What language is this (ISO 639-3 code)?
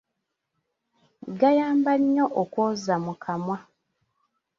lug